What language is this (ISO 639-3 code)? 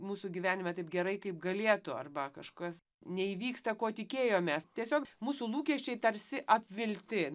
lit